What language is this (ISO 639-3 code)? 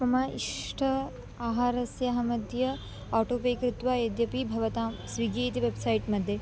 san